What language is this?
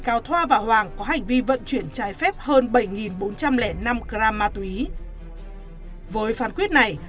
Vietnamese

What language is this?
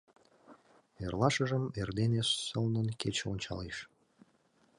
Mari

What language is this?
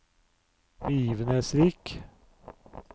Norwegian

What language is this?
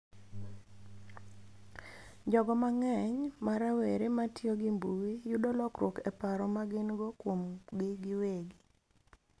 Luo (Kenya and Tanzania)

